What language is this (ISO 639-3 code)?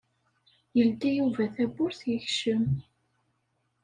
kab